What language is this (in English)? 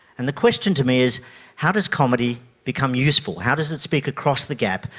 English